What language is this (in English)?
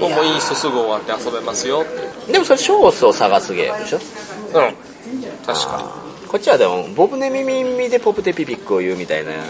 Japanese